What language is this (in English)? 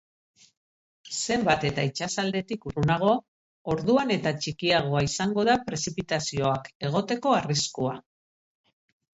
Basque